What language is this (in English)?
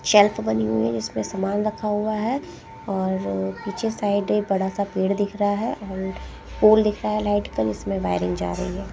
Hindi